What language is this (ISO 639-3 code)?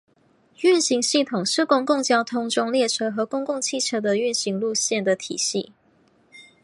zho